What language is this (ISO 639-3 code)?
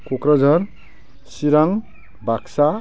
brx